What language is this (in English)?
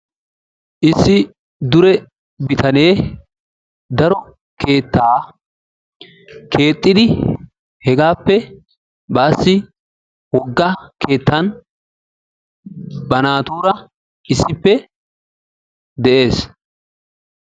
Wolaytta